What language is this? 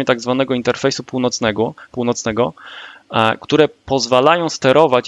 Polish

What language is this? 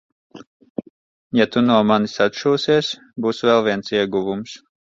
Latvian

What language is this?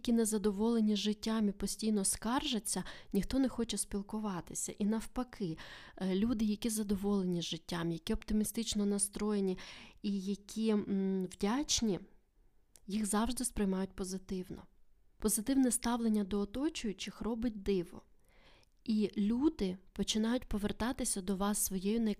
Ukrainian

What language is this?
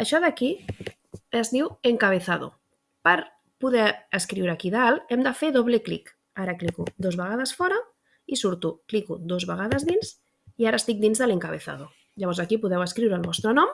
Catalan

